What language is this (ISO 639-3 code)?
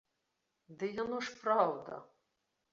bel